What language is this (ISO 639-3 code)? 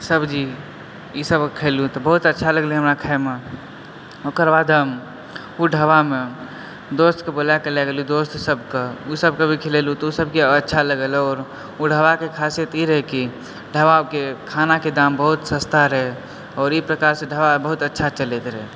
mai